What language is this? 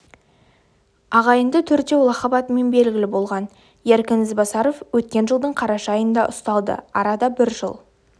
Kazakh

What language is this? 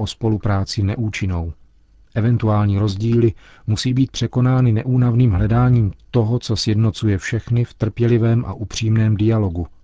Czech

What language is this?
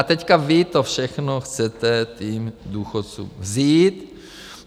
Czech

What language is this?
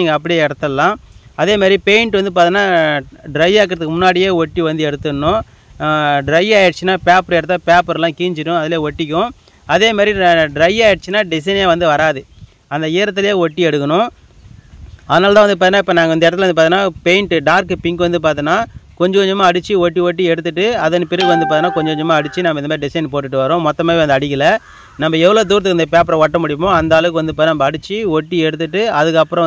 Tamil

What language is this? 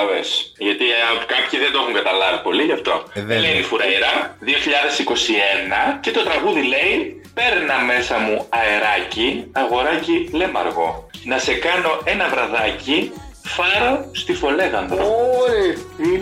Greek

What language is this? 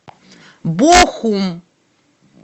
Russian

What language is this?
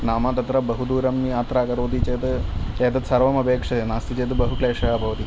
Sanskrit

